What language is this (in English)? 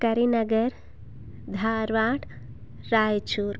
Sanskrit